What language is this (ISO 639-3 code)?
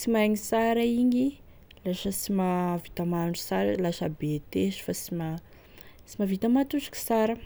tkg